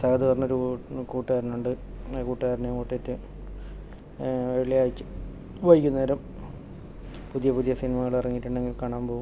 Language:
Malayalam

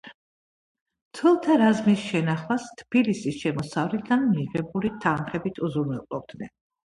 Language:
Georgian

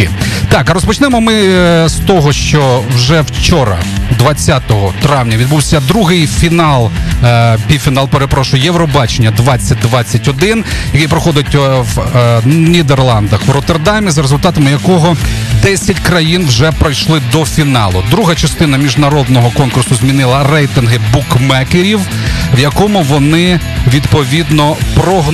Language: Ukrainian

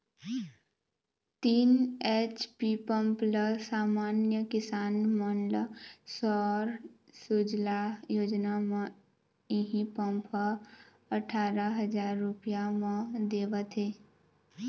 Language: Chhattisgarhi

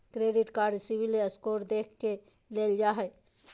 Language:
Magahi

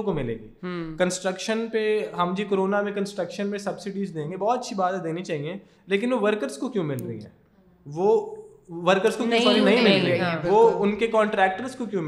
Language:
Urdu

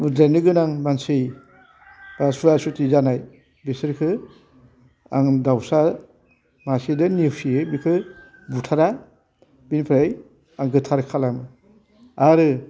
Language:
Bodo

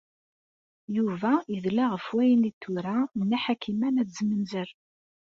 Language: Kabyle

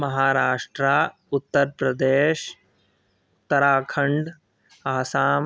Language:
Sanskrit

